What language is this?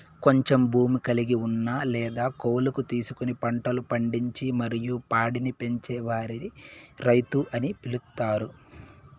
Telugu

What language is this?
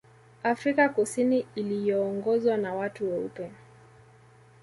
Swahili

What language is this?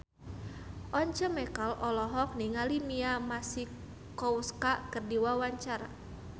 Sundanese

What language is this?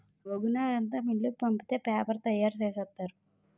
Telugu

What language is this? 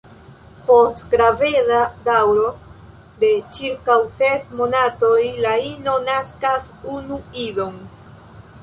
Esperanto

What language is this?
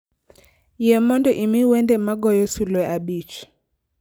Luo (Kenya and Tanzania)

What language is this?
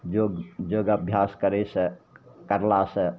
Maithili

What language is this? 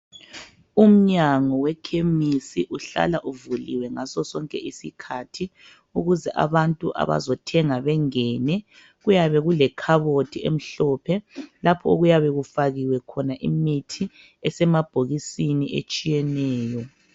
North Ndebele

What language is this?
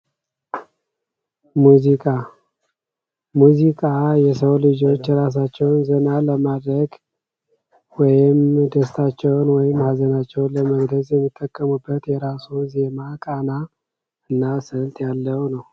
Amharic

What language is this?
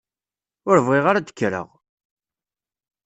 Kabyle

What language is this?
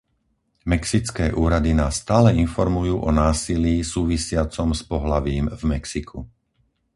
Slovak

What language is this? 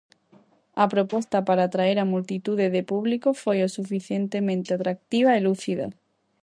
Galician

